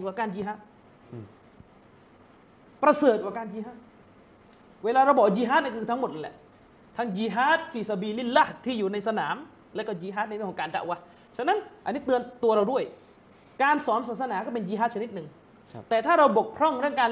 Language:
Thai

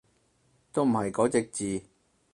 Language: Cantonese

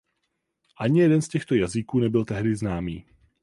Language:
Czech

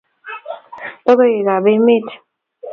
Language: Kalenjin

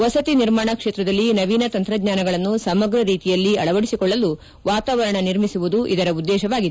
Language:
Kannada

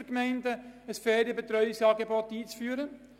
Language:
Swiss German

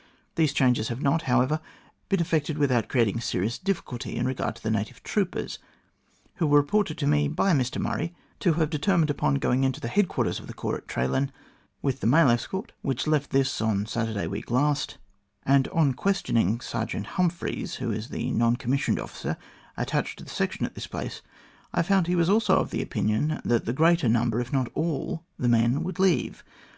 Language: English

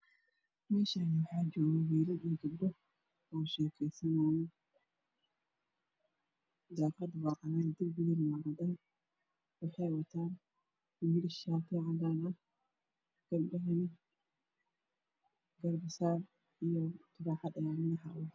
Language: Somali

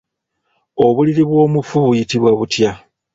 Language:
Ganda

